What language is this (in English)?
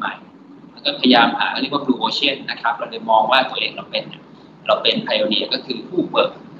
Thai